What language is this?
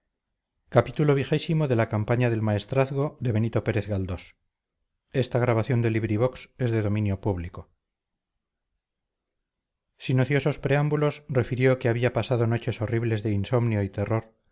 Spanish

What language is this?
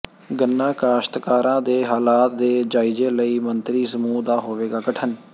Punjabi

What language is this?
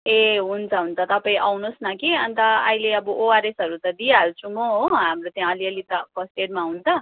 Nepali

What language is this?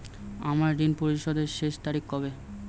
Bangla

